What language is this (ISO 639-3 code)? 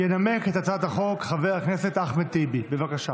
heb